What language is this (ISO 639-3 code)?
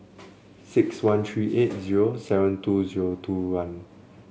eng